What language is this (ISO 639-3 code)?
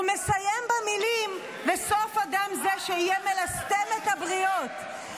heb